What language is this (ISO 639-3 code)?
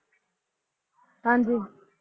pan